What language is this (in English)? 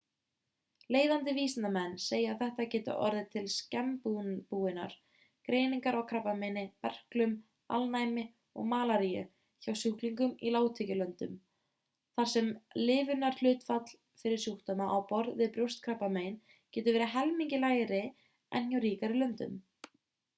Icelandic